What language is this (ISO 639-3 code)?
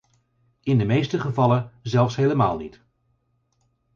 nld